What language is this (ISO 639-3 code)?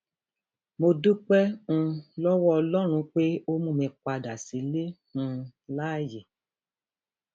yor